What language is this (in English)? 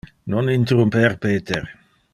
Interlingua